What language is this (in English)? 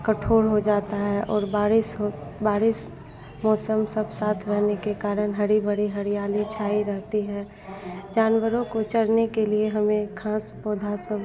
Hindi